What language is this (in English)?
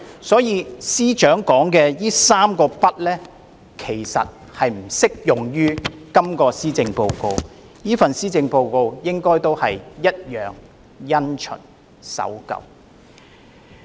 Cantonese